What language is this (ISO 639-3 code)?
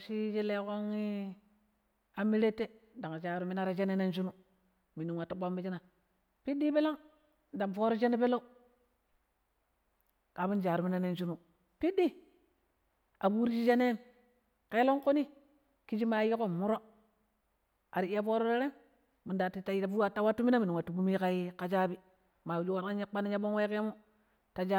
pip